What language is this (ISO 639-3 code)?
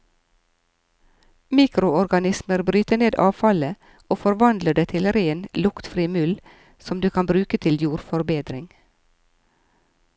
nor